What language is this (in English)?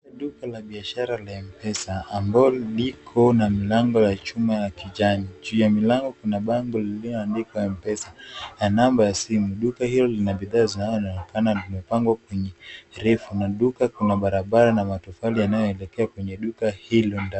Swahili